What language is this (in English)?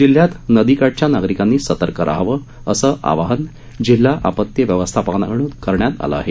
Marathi